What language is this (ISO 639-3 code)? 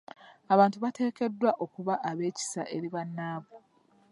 lug